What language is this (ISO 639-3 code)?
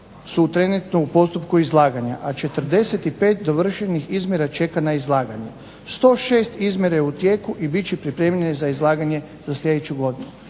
hrv